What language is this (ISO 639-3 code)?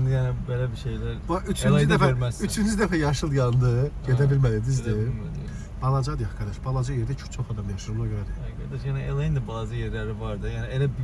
tur